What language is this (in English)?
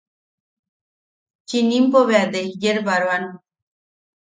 Yaqui